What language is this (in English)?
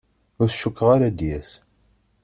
Kabyle